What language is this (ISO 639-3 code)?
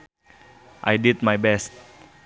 sun